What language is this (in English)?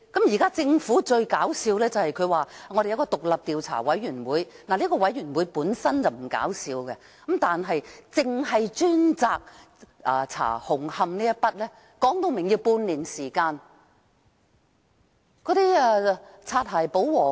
Cantonese